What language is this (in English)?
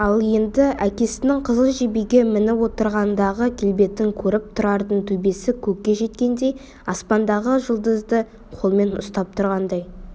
Kazakh